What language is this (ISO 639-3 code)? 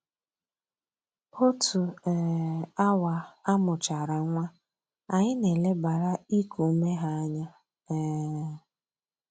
ibo